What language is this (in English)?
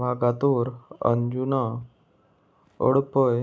Konkani